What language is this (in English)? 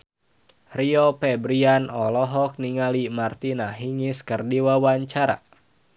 Sundanese